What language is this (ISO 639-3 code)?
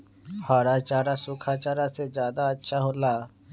mag